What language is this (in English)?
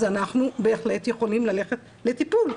Hebrew